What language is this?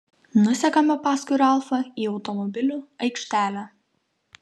Lithuanian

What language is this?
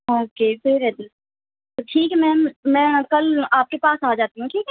Urdu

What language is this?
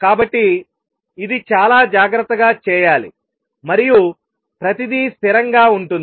Telugu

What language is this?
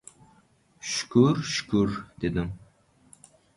Uzbek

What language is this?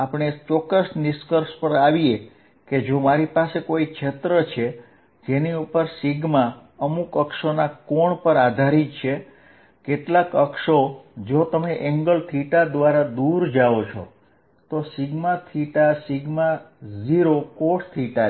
Gujarati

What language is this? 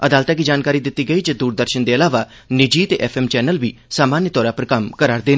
Dogri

